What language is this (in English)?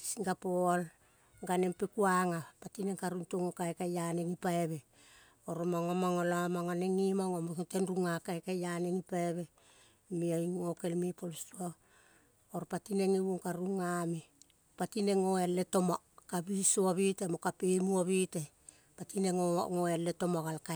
Kol (Papua New Guinea)